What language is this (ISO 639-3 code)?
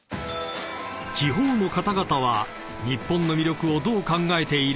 jpn